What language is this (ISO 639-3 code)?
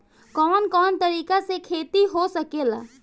bho